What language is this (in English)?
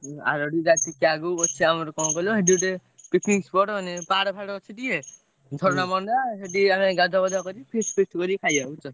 Odia